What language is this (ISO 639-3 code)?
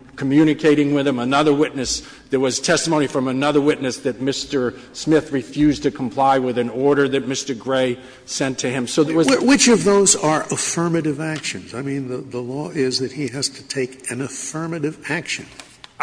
eng